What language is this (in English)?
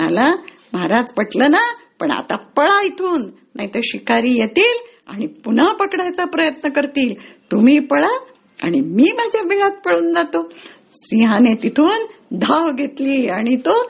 Marathi